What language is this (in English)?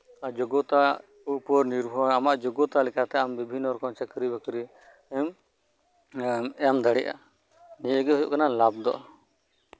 Santali